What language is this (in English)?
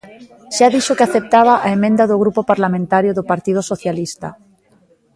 Galician